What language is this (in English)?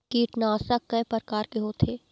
Chhattisgarhi